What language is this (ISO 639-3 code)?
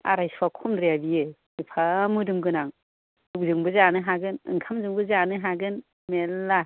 brx